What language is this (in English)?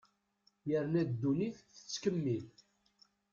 Kabyle